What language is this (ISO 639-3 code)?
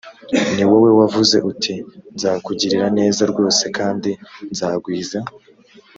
kin